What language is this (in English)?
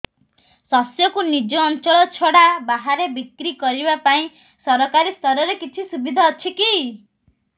Odia